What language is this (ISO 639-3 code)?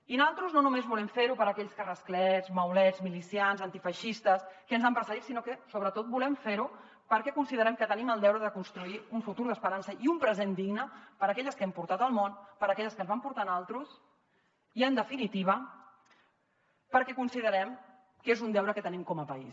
cat